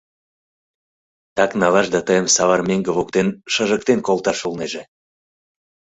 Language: Mari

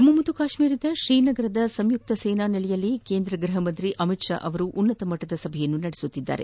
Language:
Kannada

